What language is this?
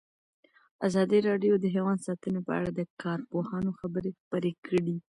Pashto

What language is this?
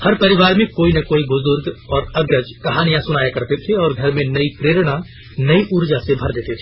Hindi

